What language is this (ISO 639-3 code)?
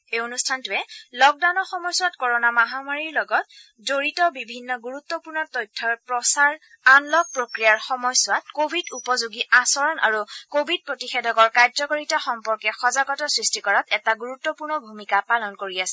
asm